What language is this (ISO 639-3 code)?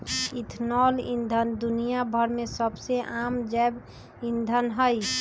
mag